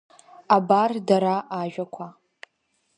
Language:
Abkhazian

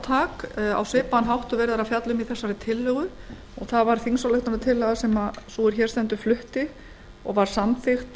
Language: Icelandic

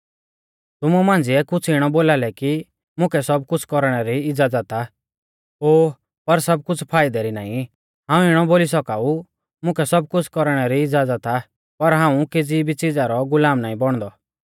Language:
Mahasu Pahari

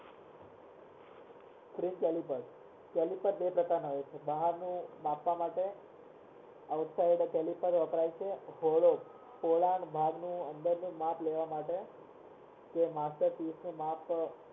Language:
Gujarati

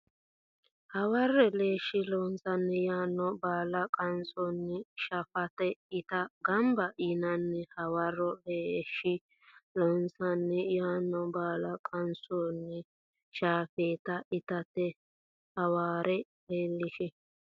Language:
Sidamo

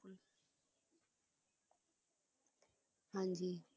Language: Punjabi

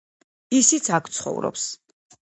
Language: Georgian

